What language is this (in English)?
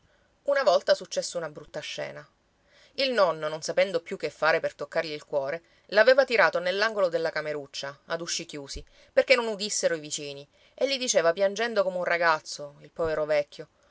Italian